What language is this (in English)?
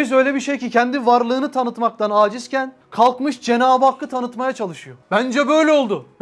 Turkish